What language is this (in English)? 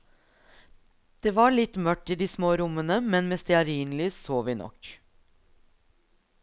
Norwegian